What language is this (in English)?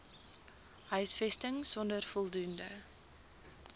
Afrikaans